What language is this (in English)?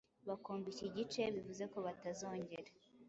Kinyarwanda